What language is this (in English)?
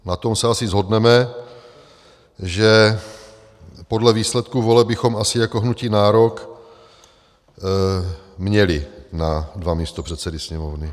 Czech